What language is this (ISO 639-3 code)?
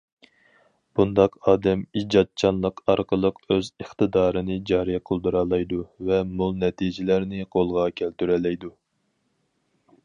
uig